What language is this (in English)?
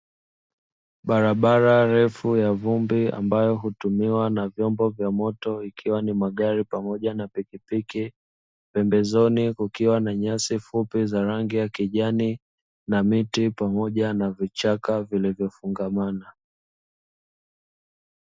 Swahili